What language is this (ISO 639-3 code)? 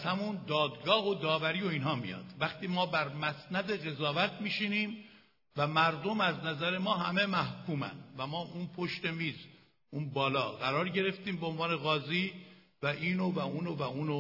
fas